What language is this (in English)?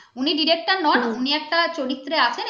Bangla